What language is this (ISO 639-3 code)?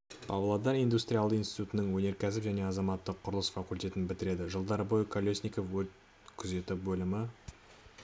kaz